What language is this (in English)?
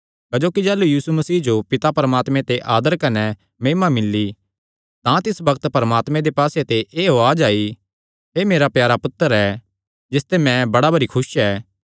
Kangri